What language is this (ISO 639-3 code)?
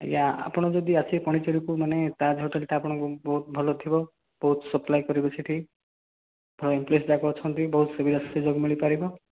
ori